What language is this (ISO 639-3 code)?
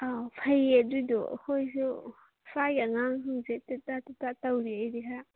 mni